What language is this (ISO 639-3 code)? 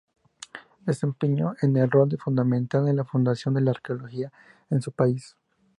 spa